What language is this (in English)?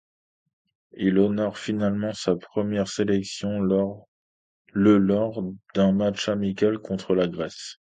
French